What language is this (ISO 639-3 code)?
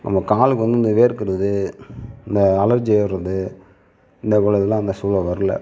tam